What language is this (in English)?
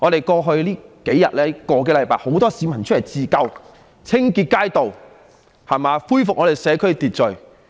Cantonese